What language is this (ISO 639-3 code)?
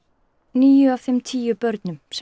isl